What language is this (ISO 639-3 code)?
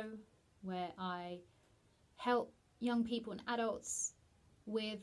eng